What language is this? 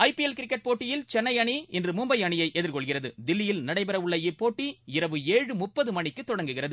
Tamil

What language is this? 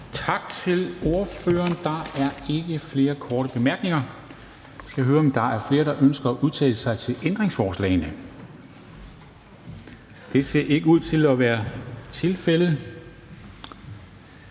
Danish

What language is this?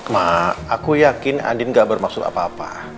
Indonesian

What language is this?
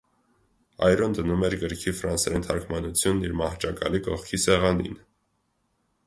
Armenian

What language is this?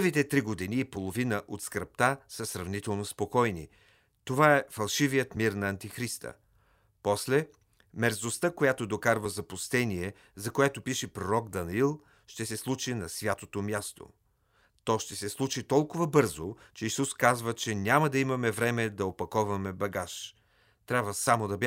Bulgarian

